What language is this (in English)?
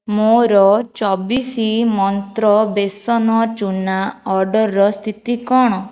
Odia